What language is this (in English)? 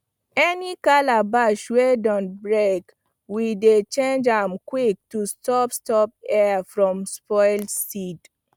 Nigerian Pidgin